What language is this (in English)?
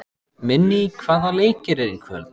Icelandic